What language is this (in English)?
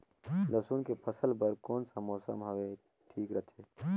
Chhattisgarhi